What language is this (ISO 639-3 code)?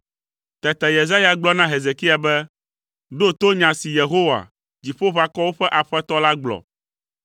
ewe